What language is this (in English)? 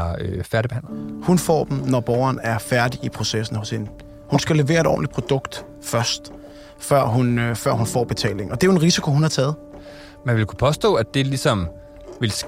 Danish